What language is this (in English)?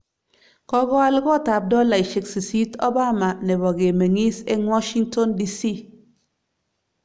Kalenjin